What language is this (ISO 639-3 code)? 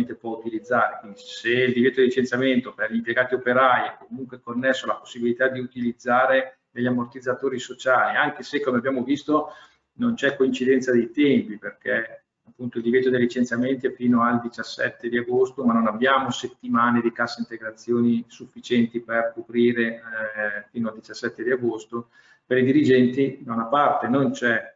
ita